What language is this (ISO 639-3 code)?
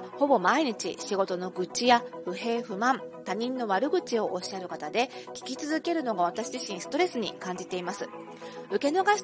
jpn